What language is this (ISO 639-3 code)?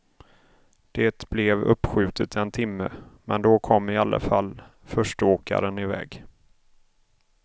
swe